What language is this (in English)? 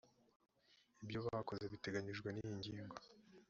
Kinyarwanda